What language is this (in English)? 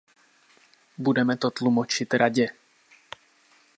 Czech